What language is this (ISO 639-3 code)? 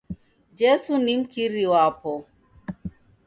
dav